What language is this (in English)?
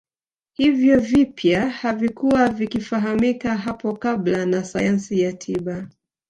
Swahili